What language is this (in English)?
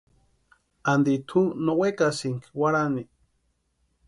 Western Highland Purepecha